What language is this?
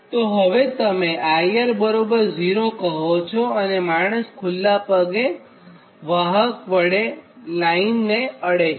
Gujarati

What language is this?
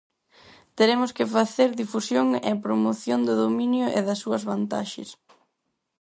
Galician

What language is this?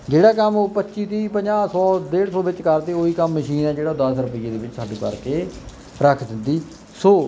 Punjabi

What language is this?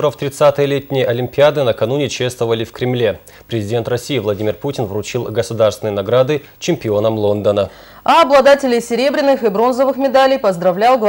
Russian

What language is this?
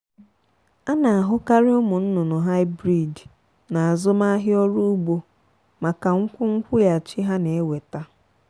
Igbo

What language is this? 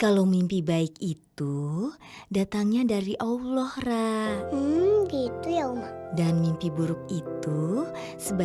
Indonesian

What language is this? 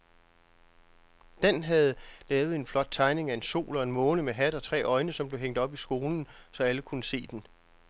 Danish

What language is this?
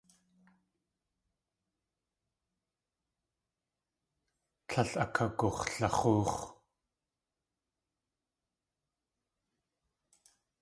Tlingit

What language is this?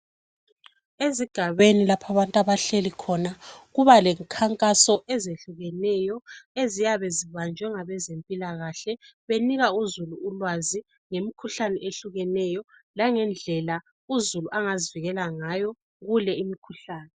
North Ndebele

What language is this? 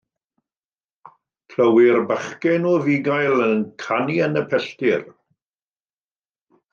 Welsh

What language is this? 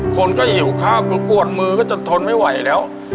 Thai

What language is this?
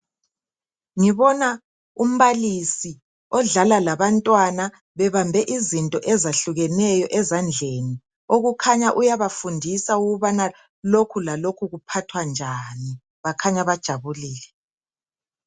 North Ndebele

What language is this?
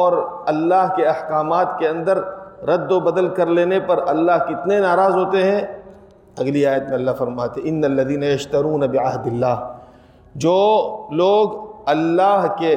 Urdu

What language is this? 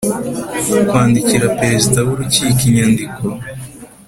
Kinyarwanda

